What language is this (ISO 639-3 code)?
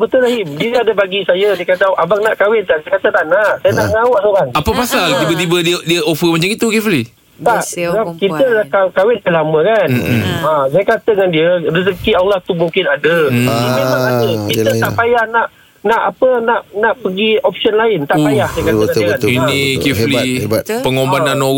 msa